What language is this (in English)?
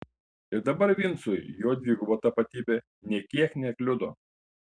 Lithuanian